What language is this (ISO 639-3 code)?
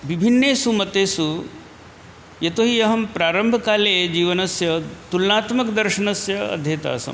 san